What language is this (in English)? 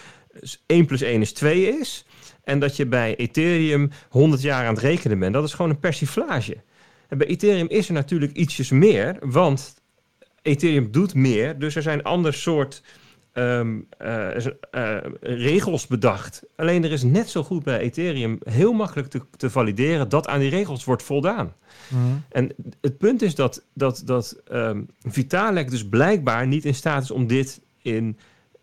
Dutch